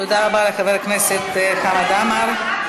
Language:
Hebrew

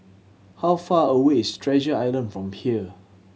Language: English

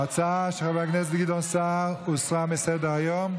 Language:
Hebrew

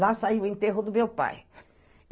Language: Portuguese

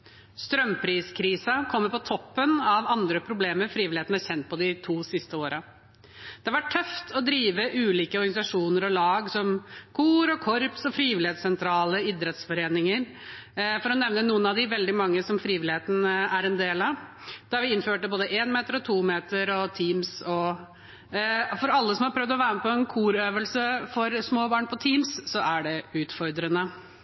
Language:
Norwegian Bokmål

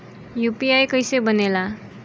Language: Bhojpuri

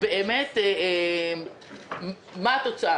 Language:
Hebrew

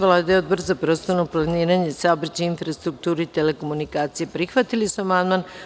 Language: Serbian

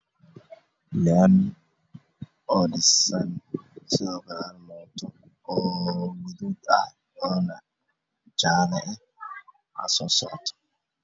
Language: Somali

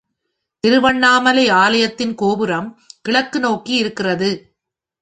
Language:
Tamil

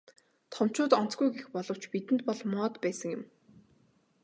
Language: Mongolian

